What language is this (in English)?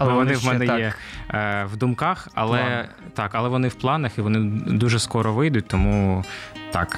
Ukrainian